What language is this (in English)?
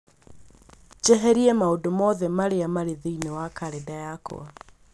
Kikuyu